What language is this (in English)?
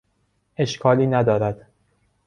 Persian